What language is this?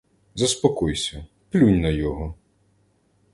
Ukrainian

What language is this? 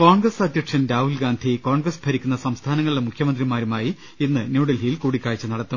Malayalam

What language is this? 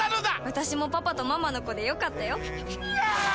Japanese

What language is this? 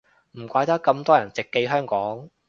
Cantonese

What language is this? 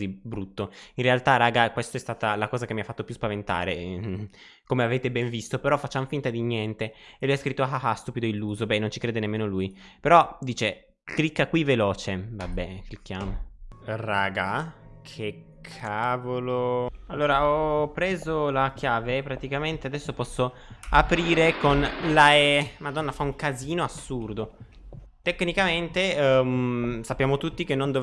Italian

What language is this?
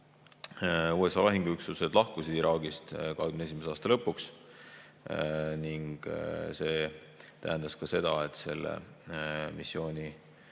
Estonian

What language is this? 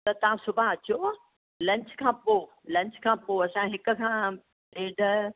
Sindhi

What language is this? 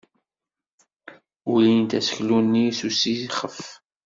Kabyle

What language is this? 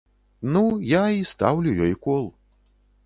Belarusian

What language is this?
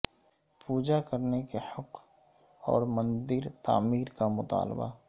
Urdu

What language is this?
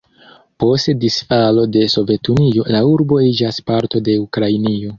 Esperanto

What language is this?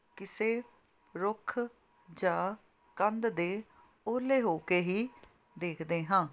Punjabi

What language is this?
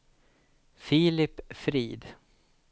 Swedish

